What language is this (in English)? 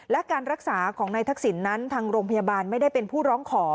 Thai